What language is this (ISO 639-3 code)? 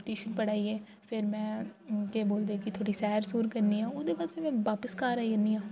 doi